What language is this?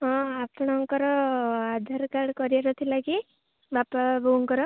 Odia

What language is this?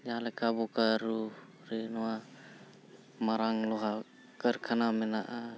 Santali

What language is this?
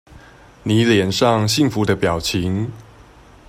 Chinese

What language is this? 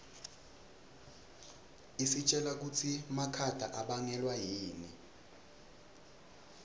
Swati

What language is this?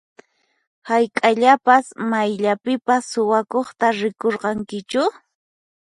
Puno Quechua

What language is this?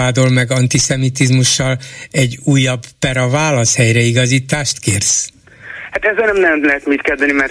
Hungarian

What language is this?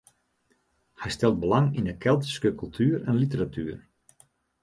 Western Frisian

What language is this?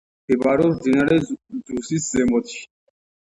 Georgian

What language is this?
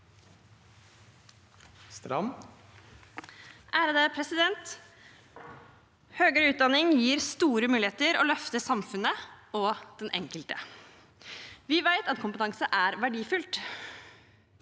Norwegian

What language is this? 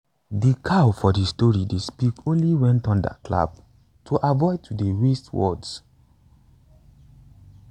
Nigerian Pidgin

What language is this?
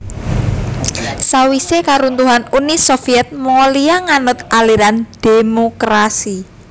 Javanese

